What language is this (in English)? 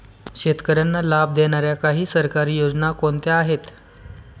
Marathi